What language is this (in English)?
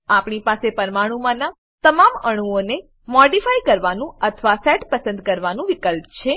Gujarati